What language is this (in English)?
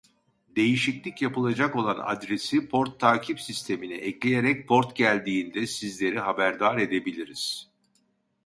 Turkish